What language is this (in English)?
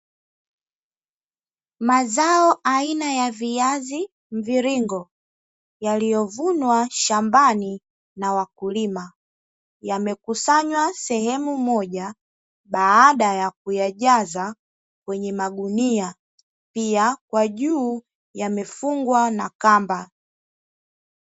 Swahili